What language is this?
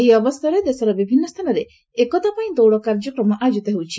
Odia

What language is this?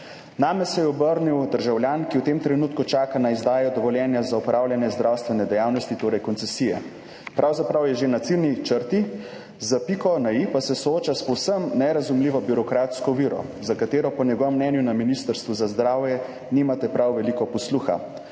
Slovenian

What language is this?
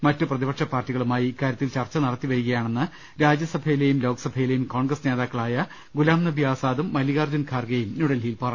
Malayalam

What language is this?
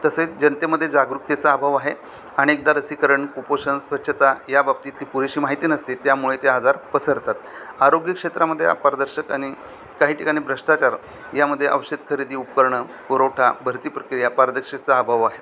Marathi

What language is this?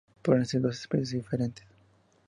Spanish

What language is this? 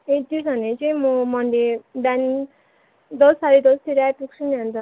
Nepali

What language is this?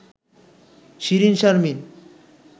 Bangla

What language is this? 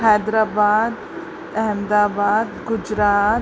Sindhi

